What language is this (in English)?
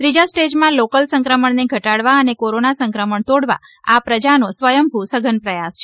Gujarati